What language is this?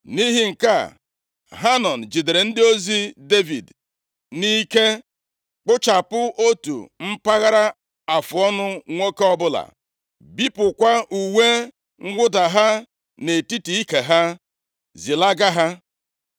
Igbo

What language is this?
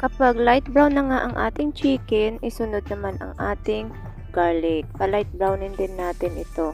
Filipino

